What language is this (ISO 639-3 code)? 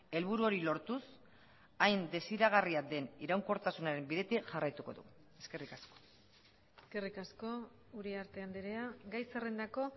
eus